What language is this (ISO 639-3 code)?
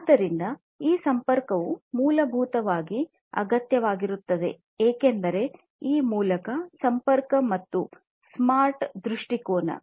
kan